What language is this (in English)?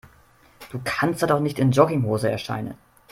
German